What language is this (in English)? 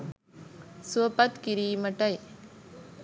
Sinhala